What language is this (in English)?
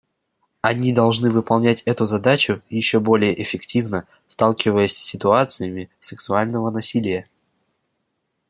Russian